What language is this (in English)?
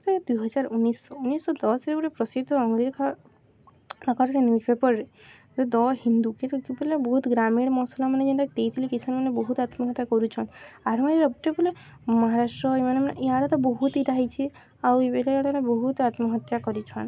Odia